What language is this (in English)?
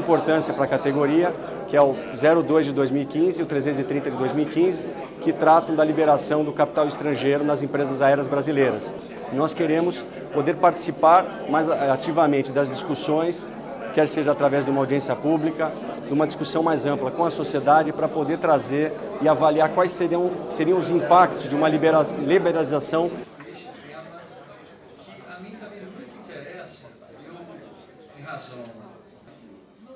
Portuguese